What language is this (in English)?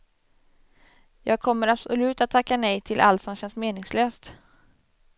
Swedish